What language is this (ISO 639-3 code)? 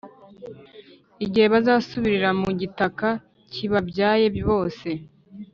kin